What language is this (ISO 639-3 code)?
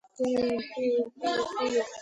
kat